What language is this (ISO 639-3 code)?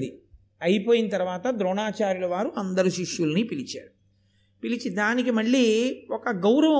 tel